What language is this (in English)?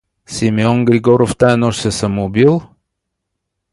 Bulgarian